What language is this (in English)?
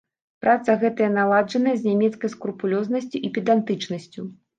Belarusian